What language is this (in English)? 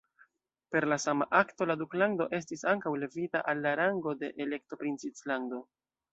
Esperanto